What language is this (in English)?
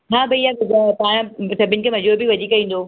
Sindhi